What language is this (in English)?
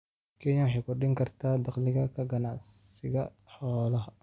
Somali